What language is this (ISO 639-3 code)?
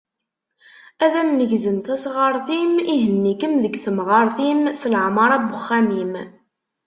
kab